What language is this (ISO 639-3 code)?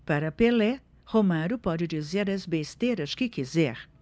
por